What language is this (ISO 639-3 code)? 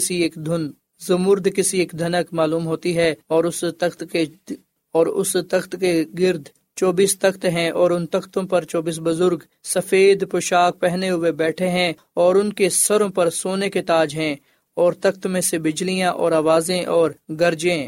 urd